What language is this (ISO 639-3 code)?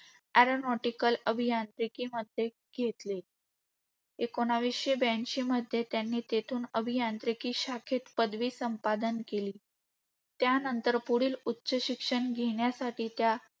mar